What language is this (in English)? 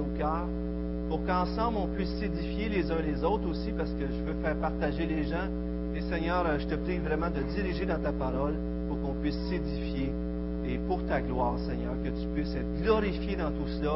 French